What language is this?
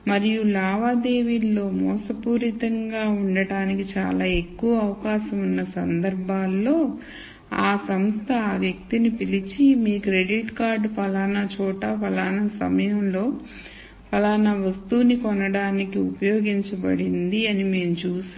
Telugu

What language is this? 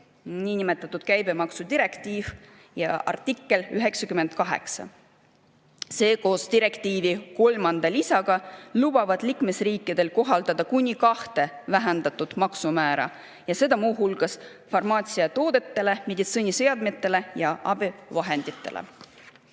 Estonian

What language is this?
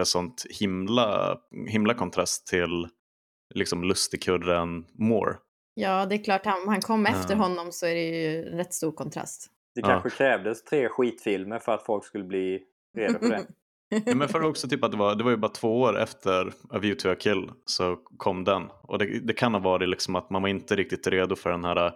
Swedish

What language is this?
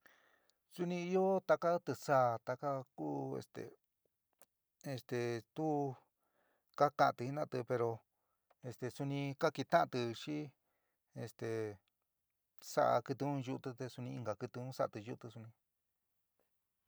San Miguel El Grande Mixtec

